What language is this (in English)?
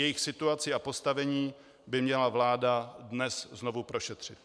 Czech